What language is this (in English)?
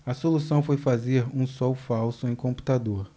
Portuguese